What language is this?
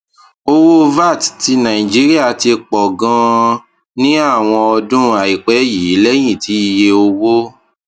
Yoruba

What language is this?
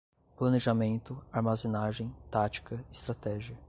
Portuguese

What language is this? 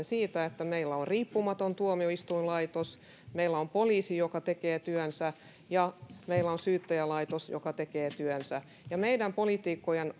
Finnish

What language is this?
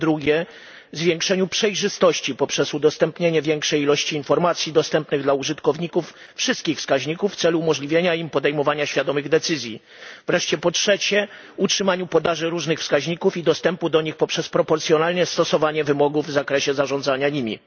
Polish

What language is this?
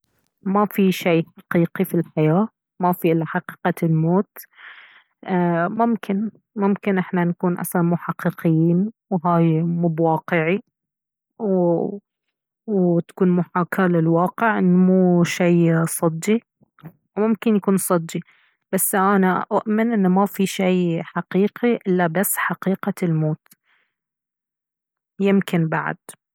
Baharna Arabic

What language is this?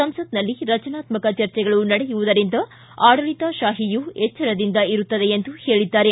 Kannada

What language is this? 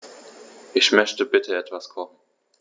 German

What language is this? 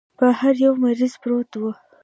Pashto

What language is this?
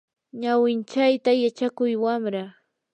Yanahuanca Pasco Quechua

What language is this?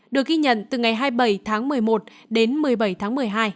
Vietnamese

